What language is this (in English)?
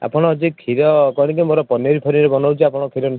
Odia